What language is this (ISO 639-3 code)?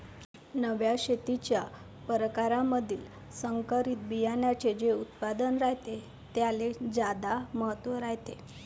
mar